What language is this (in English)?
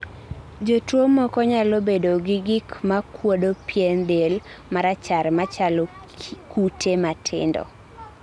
Luo (Kenya and Tanzania)